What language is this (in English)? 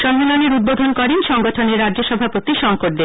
Bangla